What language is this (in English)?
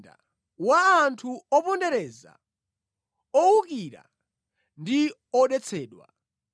Nyanja